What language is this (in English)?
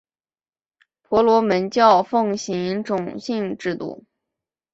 Chinese